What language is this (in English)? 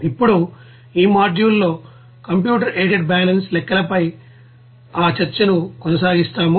Telugu